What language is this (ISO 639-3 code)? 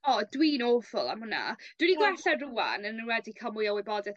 cym